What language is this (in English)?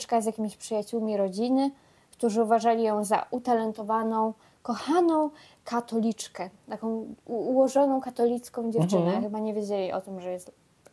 Polish